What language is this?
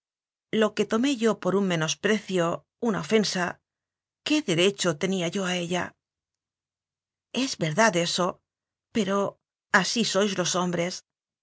Spanish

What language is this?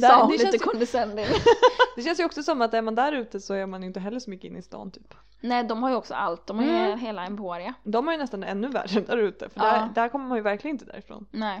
Swedish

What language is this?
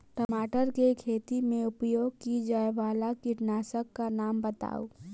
Maithili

